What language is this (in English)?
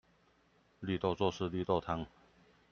Chinese